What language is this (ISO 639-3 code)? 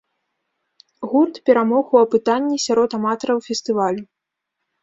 bel